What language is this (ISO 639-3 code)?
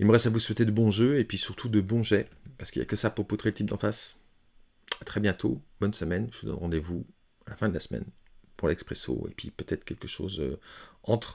fra